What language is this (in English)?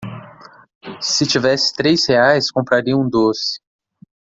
Portuguese